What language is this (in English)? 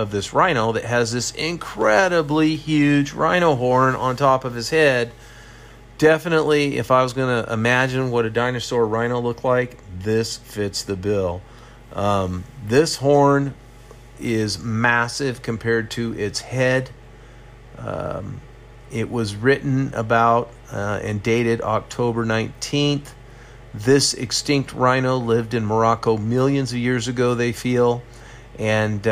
English